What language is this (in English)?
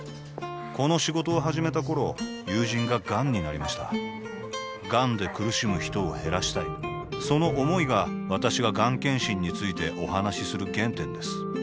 Japanese